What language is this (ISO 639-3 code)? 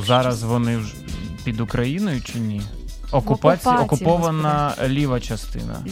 ukr